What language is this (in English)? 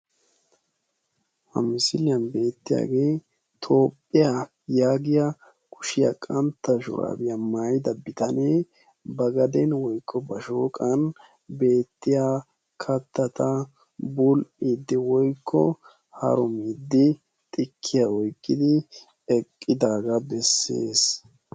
Wolaytta